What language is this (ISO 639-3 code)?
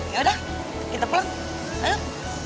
ind